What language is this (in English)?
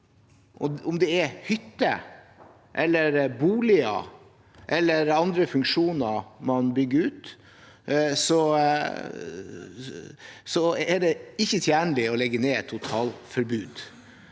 Norwegian